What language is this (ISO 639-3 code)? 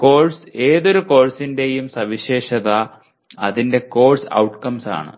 mal